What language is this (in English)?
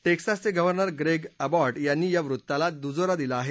Marathi